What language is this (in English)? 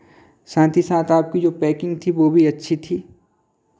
Hindi